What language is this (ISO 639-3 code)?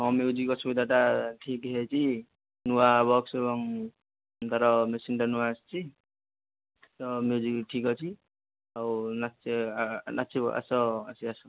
ori